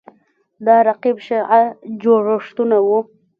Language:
Pashto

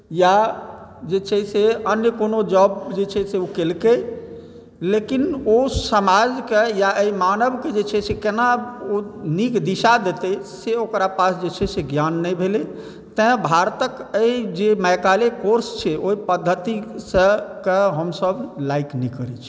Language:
Maithili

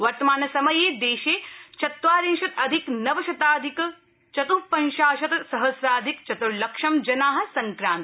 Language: Sanskrit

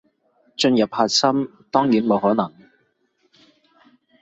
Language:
Cantonese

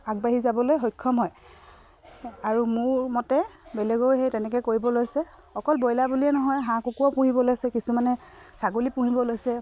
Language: Assamese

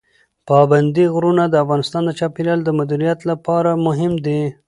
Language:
Pashto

